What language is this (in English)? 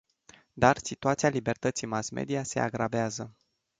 Romanian